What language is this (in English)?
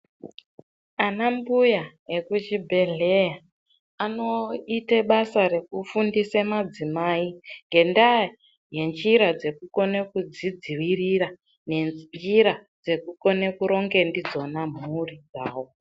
Ndau